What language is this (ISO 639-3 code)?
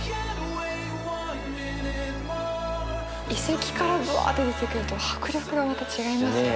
jpn